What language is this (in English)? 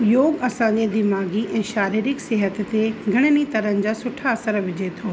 Sindhi